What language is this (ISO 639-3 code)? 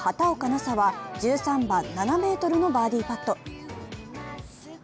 jpn